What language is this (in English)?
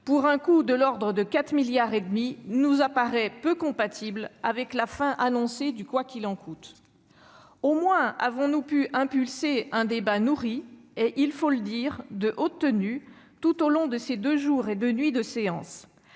French